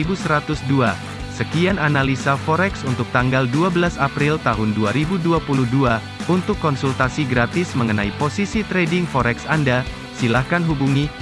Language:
Indonesian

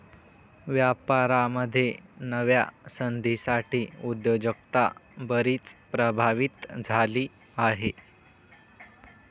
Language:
Marathi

